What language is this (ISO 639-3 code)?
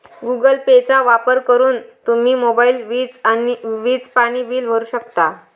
mar